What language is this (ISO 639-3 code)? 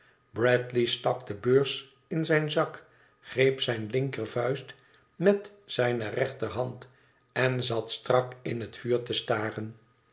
nld